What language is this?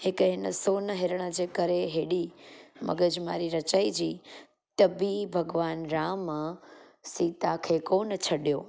Sindhi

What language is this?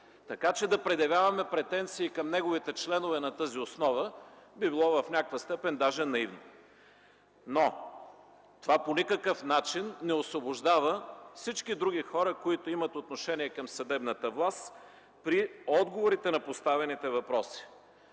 Bulgarian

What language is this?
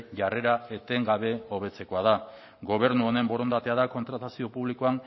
Basque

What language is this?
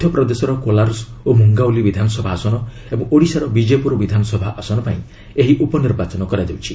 Odia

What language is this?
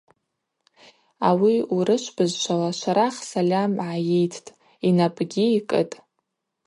Abaza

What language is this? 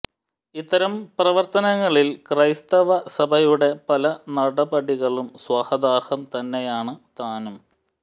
Malayalam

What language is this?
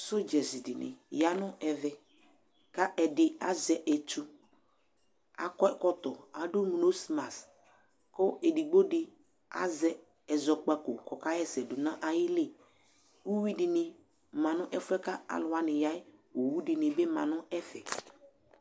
Ikposo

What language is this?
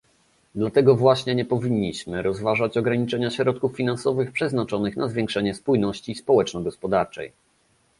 Polish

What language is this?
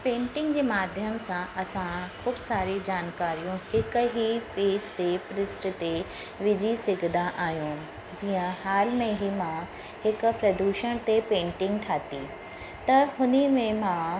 Sindhi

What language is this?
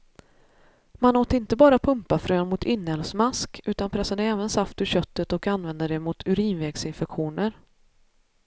Swedish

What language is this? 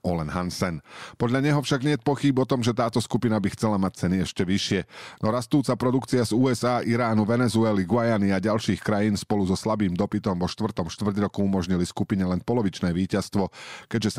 Slovak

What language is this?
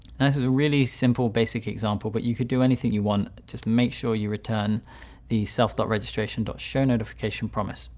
English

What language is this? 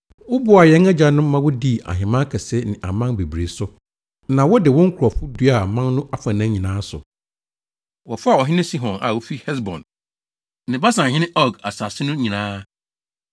Akan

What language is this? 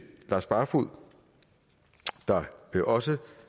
Danish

